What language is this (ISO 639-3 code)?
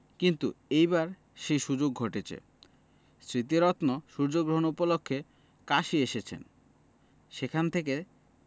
ben